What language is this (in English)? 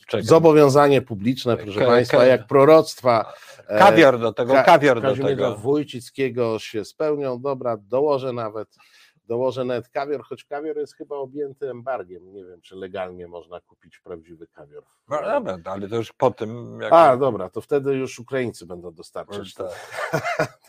Polish